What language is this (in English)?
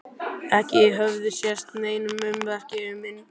Icelandic